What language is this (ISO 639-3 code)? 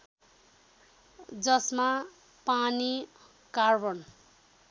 nep